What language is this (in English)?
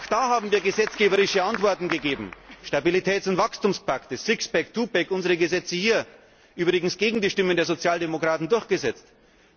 German